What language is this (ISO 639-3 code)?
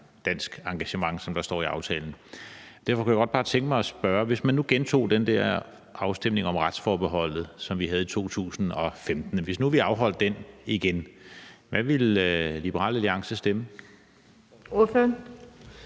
dan